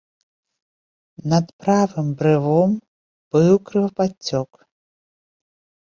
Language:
Belarusian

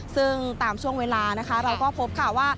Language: Thai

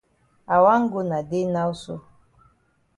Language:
Cameroon Pidgin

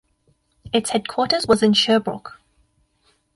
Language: English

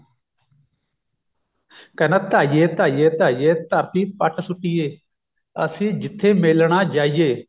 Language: Punjabi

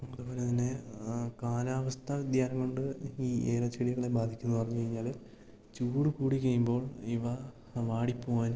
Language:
Malayalam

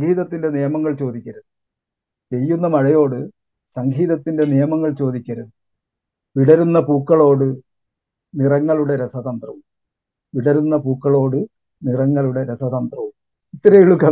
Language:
Malayalam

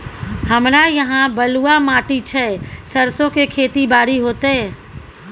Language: Maithili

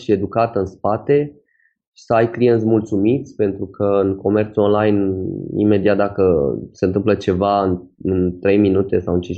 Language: Romanian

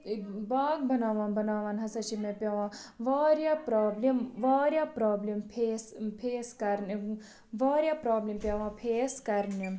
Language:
Kashmiri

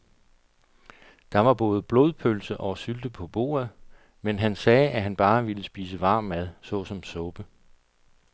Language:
Danish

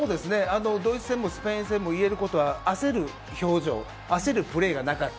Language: Japanese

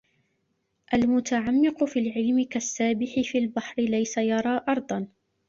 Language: Arabic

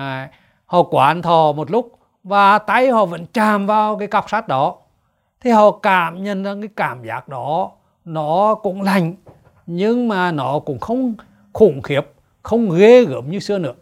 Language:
Vietnamese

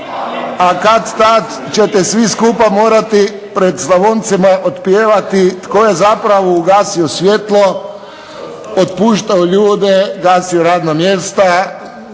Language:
Croatian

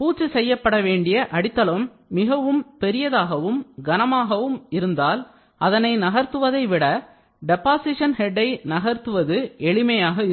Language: Tamil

